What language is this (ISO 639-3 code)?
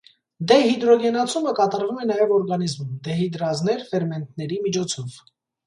hye